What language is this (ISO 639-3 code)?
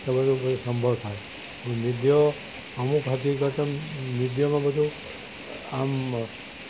guj